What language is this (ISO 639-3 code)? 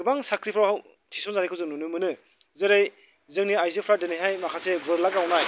brx